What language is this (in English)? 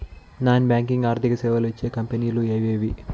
Telugu